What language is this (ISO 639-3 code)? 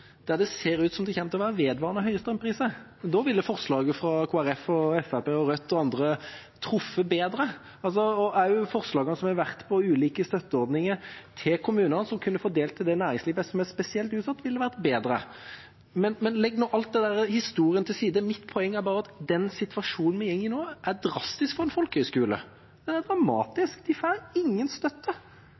nob